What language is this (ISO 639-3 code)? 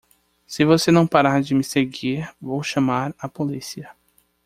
por